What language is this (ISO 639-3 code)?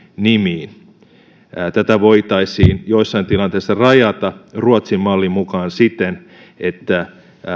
fin